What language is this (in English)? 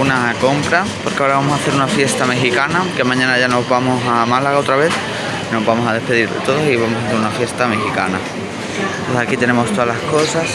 Spanish